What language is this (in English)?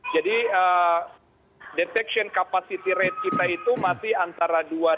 Indonesian